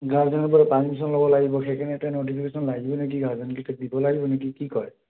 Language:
Assamese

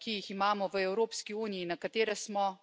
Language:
Spanish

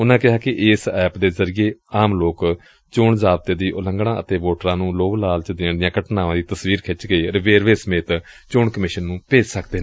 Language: Punjabi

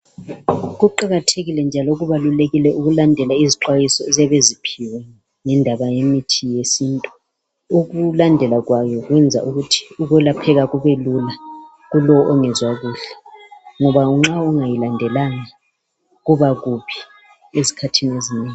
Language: North Ndebele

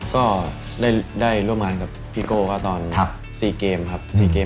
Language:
Thai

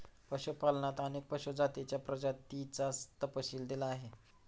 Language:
Marathi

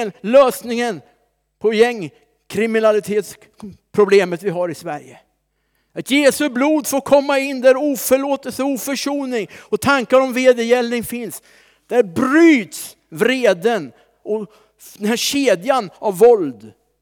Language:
Swedish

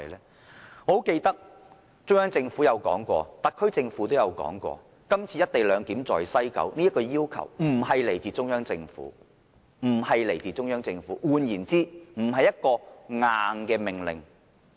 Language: Cantonese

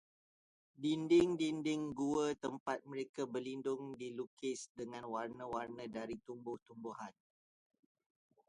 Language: Malay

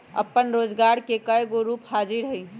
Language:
Magahi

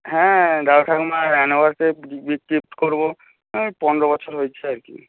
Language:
Bangla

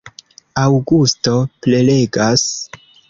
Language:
Esperanto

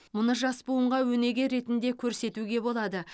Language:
Kazakh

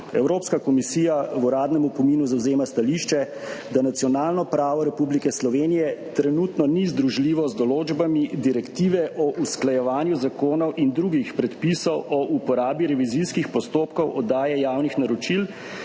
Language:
Slovenian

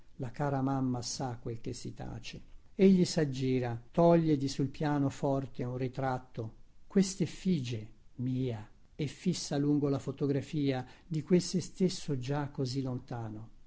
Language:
Italian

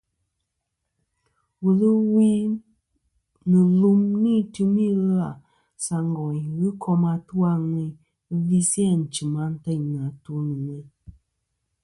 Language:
Kom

